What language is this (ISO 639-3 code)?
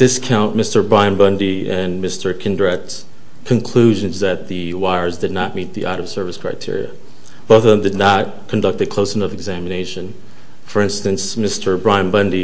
eng